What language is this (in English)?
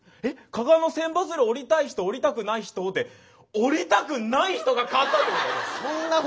Japanese